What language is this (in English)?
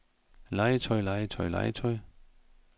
Danish